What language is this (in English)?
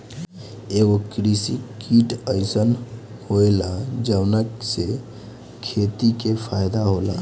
Bhojpuri